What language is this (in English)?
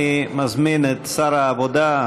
Hebrew